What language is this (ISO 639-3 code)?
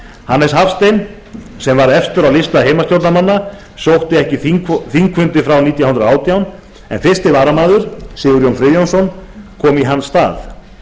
isl